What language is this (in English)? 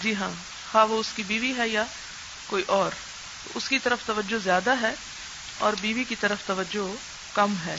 Urdu